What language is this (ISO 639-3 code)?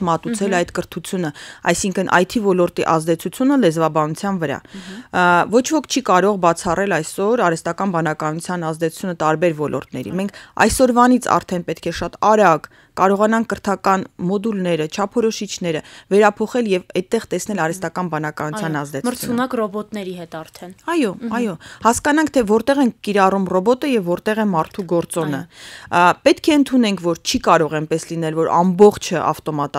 ron